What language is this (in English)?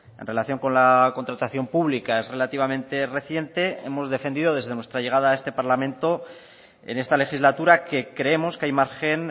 Spanish